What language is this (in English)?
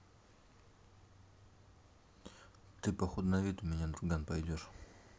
Russian